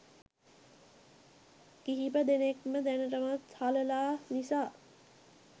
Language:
Sinhala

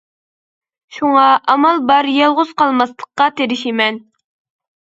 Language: Uyghur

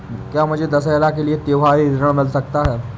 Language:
Hindi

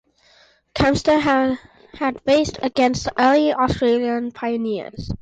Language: English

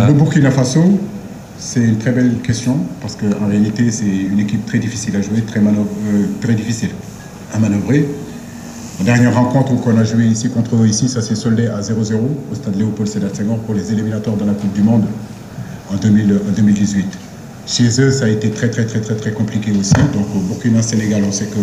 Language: French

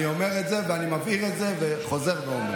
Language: Hebrew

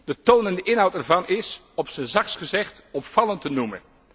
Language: Dutch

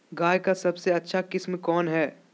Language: Magahi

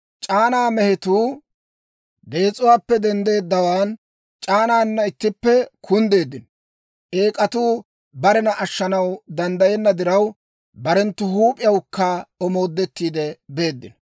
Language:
Dawro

